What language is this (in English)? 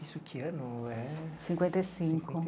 Portuguese